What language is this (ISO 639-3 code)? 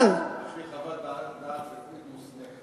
heb